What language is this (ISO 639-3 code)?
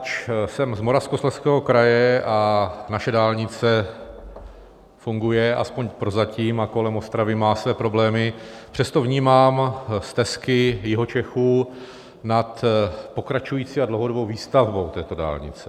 ces